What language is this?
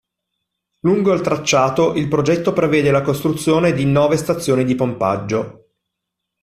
Italian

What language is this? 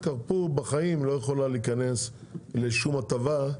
Hebrew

